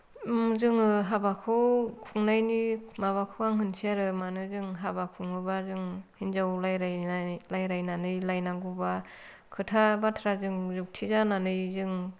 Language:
Bodo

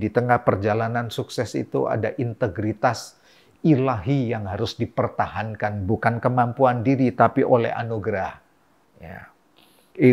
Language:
Indonesian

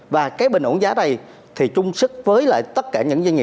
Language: Vietnamese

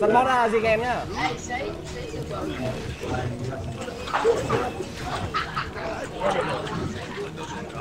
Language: Vietnamese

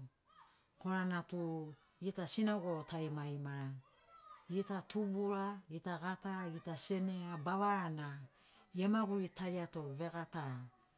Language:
Sinaugoro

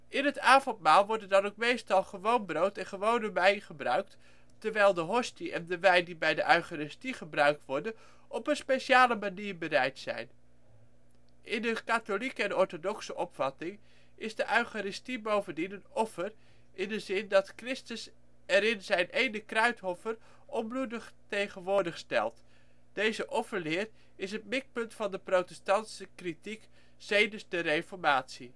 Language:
Dutch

